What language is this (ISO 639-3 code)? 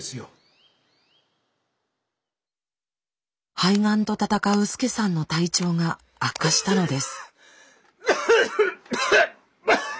jpn